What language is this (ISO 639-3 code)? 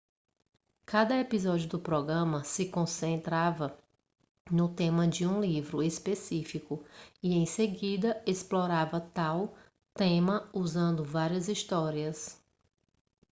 por